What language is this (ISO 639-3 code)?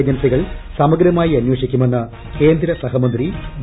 mal